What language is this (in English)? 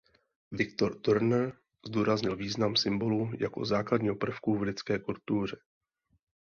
Czech